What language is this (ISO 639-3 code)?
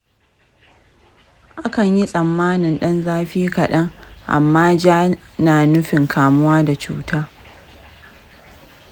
hau